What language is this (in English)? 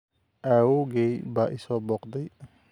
Somali